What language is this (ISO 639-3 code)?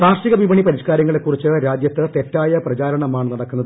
mal